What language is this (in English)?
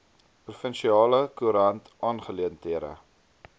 Afrikaans